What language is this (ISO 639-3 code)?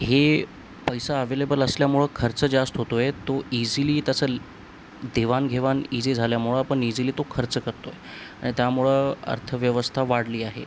mar